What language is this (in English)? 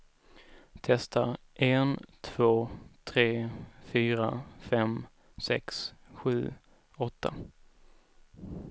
Swedish